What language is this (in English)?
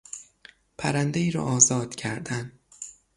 Persian